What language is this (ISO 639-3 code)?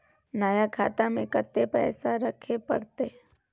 mai